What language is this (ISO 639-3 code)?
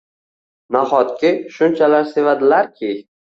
uzb